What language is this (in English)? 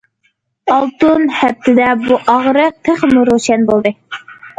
Uyghur